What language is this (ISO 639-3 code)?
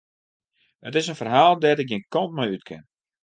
fry